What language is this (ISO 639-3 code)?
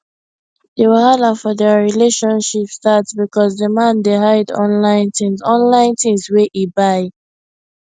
pcm